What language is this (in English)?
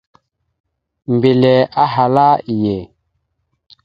Mada (Cameroon)